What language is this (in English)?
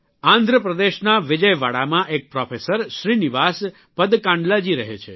Gujarati